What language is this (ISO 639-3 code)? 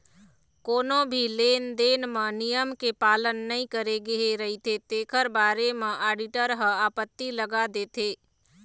hne